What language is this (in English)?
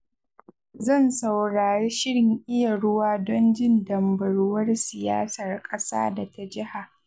Hausa